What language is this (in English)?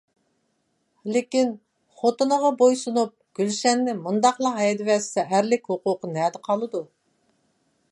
Uyghur